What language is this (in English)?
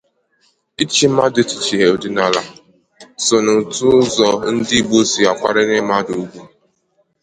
Igbo